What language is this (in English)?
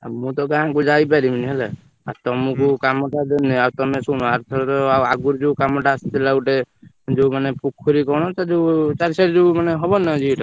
Odia